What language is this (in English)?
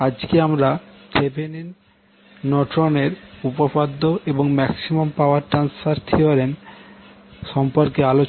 Bangla